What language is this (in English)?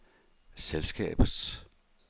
Danish